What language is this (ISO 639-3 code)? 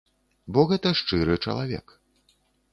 bel